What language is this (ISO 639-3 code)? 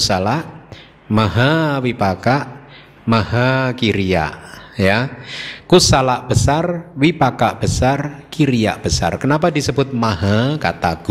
ind